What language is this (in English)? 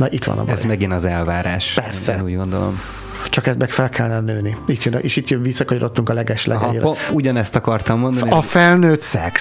Hungarian